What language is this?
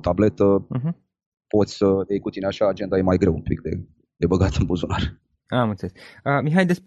Romanian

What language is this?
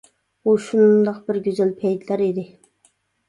Uyghur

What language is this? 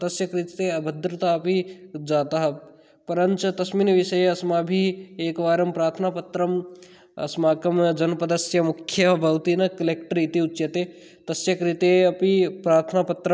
Sanskrit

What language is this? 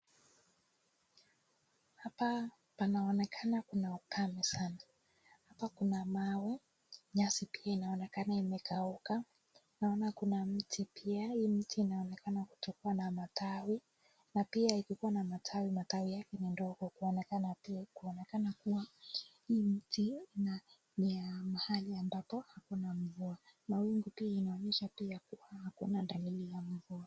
Swahili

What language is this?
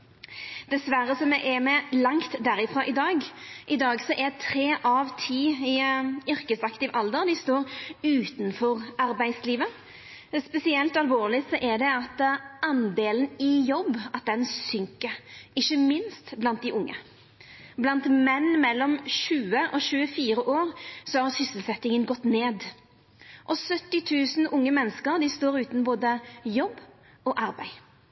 Norwegian Nynorsk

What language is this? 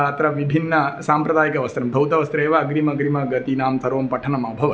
Sanskrit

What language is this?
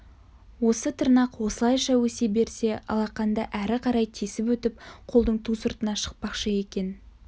Kazakh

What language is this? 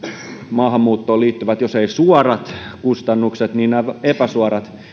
Finnish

